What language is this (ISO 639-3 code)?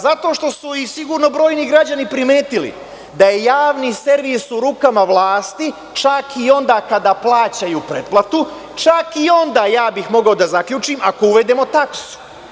srp